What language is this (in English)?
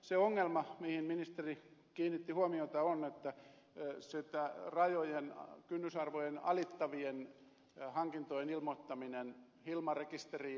Finnish